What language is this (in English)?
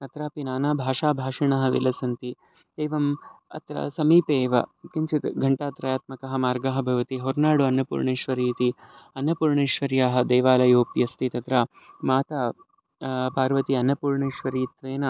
Sanskrit